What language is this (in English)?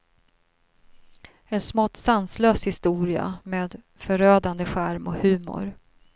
Swedish